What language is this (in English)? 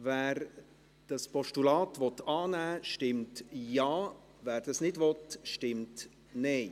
Swiss German